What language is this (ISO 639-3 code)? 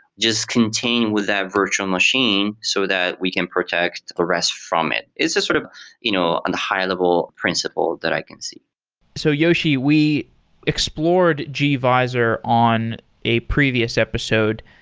eng